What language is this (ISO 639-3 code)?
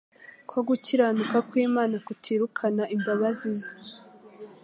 kin